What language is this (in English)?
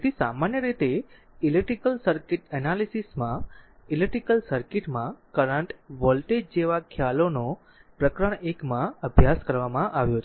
Gujarati